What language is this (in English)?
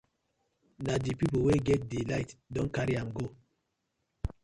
Nigerian Pidgin